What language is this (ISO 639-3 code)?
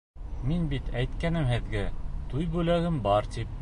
bak